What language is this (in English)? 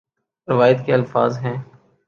Urdu